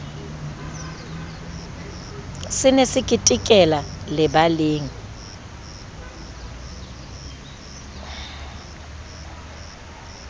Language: Southern Sotho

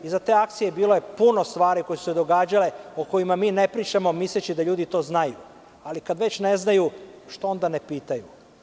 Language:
Serbian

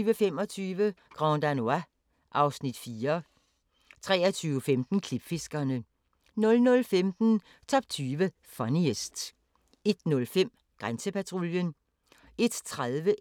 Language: Danish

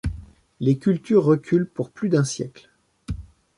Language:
French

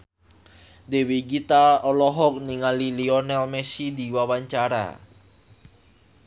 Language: Sundanese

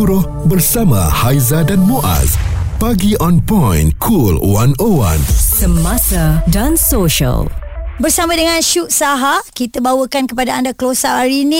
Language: Malay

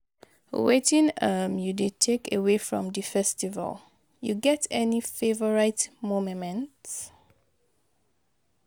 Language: Nigerian Pidgin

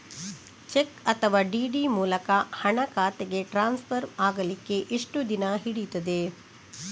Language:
Kannada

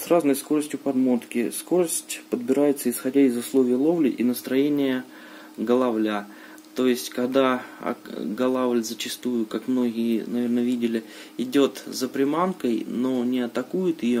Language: Russian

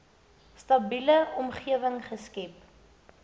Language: Afrikaans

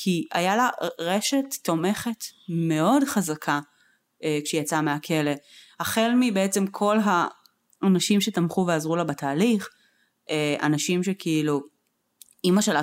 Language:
Hebrew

